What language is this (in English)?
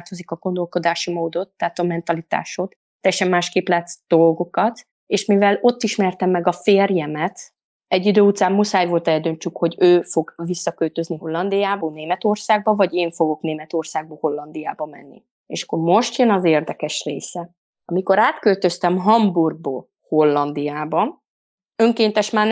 Hungarian